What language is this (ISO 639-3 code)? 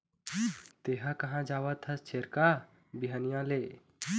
hne